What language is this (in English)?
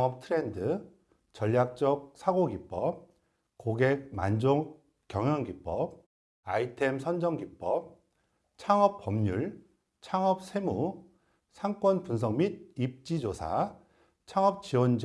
Korean